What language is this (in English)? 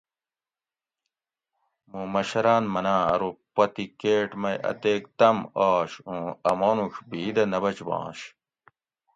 Gawri